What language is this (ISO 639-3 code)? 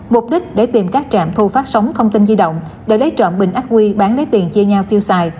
vie